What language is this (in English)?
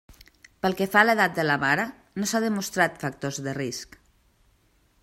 Catalan